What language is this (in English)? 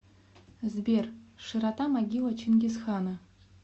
Russian